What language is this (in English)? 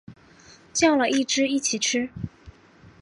Chinese